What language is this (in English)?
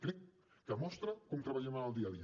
Catalan